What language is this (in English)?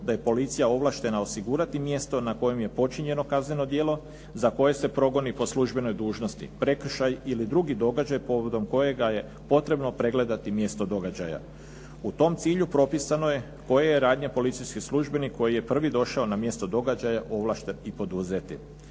Croatian